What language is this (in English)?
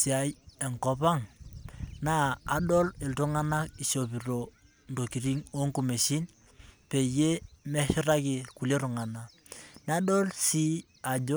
Masai